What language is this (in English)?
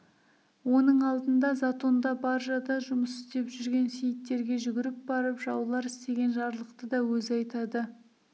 Kazakh